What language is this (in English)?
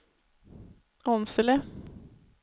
Swedish